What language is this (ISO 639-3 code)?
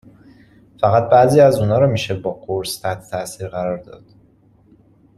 fas